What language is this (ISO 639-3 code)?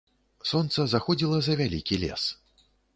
bel